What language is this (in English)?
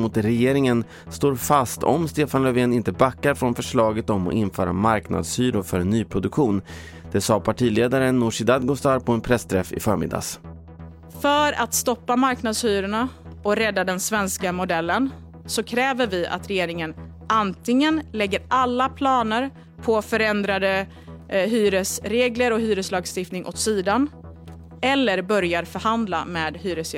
Swedish